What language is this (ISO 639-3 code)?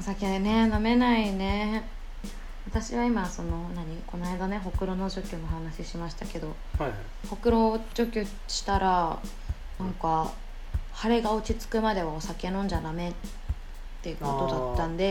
jpn